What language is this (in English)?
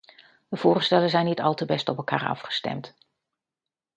Dutch